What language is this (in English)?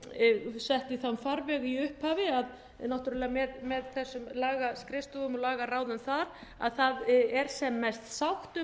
Icelandic